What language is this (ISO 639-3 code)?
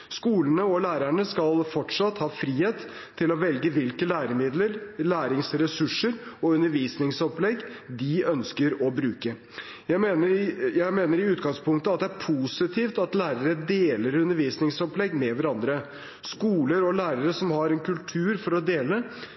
nob